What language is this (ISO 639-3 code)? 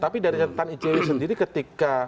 ind